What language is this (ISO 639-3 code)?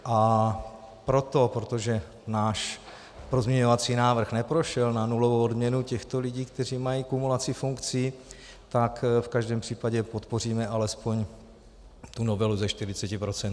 ces